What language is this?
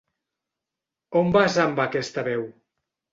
Catalan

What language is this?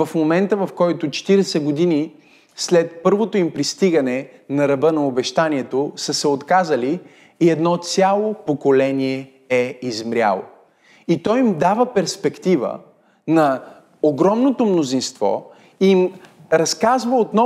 Bulgarian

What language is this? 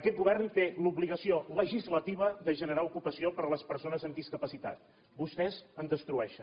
Catalan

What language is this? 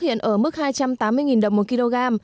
Vietnamese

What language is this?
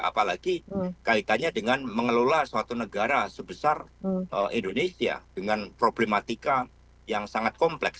Indonesian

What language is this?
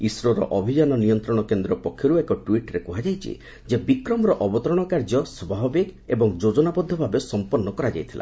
Odia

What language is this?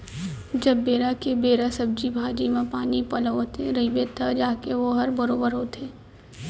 Chhattisgarhi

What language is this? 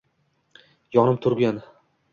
Uzbek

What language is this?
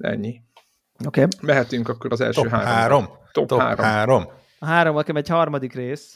Hungarian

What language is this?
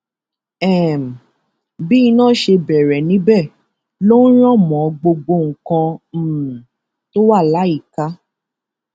Yoruba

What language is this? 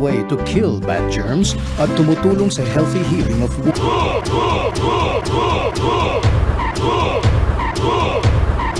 English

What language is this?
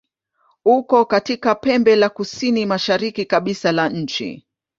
Swahili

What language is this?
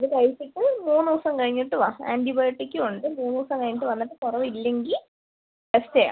Malayalam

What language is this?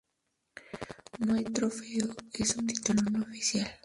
Spanish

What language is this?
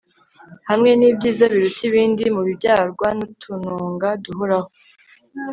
Kinyarwanda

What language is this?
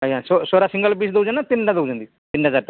Odia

